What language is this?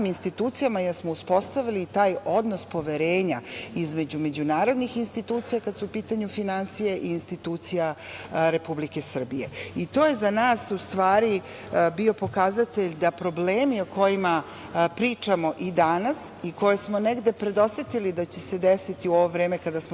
Serbian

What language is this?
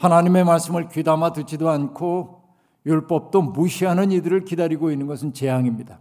Korean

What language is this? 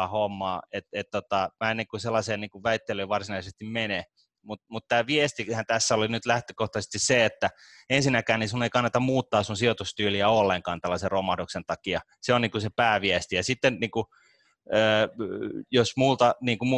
Finnish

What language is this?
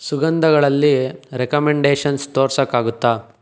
Kannada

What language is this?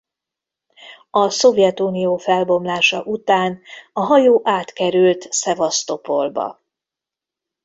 Hungarian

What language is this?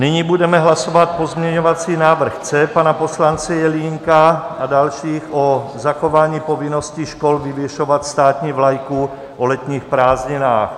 Czech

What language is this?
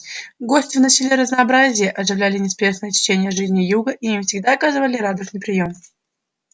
Russian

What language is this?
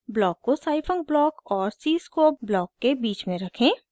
Hindi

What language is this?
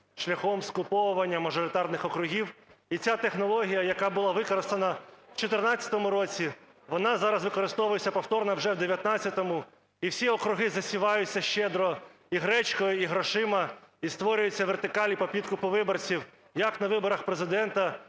Ukrainian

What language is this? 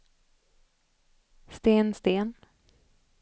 Swedish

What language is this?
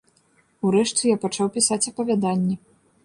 Belarusian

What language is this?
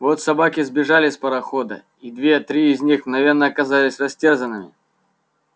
Russian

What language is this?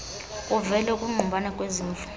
Xhosa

